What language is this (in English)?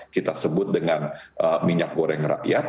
Indonesian